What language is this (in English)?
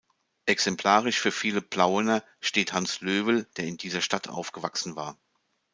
German